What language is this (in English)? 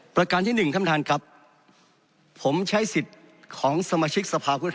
Thai